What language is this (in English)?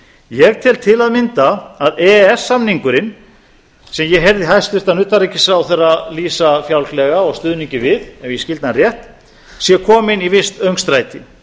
Icelandic